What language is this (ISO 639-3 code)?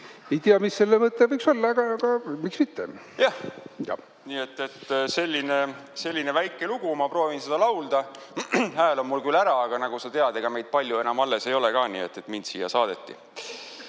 est